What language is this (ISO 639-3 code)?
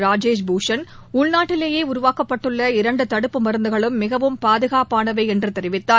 tam